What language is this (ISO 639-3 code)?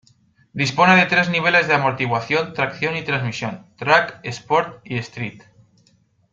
spa